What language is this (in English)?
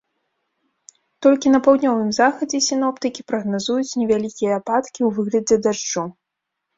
Belarusian